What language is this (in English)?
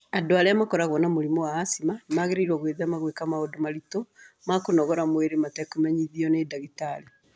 Kikuyu